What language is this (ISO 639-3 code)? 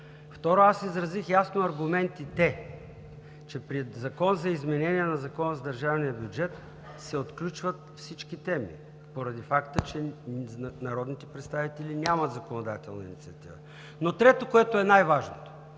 bul